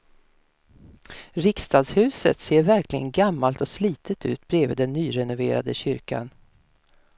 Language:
Swedish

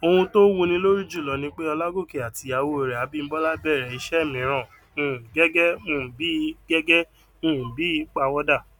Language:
Yoruba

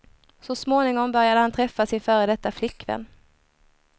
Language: Swedish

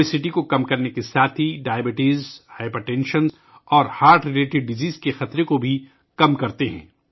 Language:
Urdu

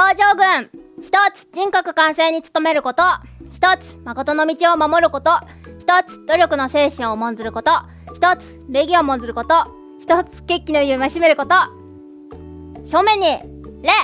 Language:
Japanese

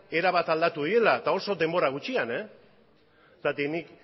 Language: Basque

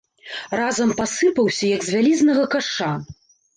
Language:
Belarusian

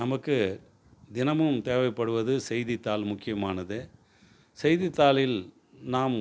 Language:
Tamil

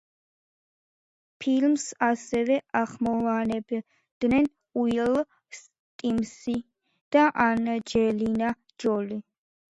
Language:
Georgian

